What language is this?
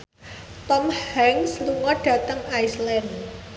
Javanese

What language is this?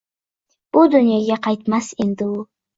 Uzbek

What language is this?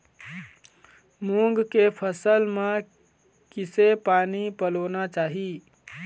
Chhattisgarhi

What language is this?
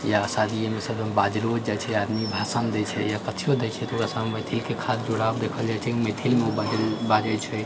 Maithili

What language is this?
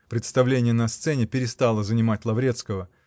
Russian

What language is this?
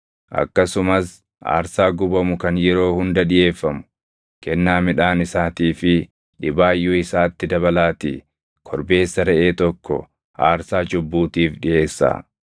Oromo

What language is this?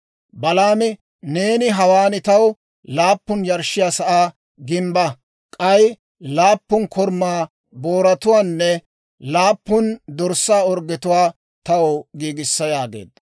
Dawro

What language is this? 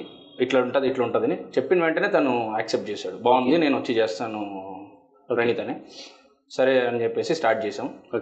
Telugu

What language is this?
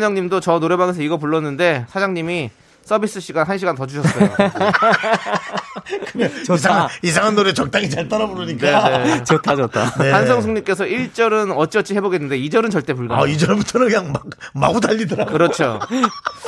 Korean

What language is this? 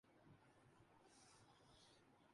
Urdu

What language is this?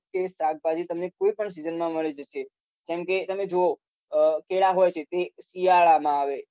Gujarati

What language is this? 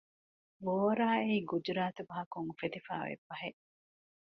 Divehi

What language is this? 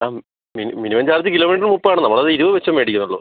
Malayalam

